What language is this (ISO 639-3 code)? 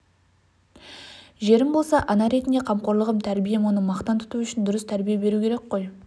kaz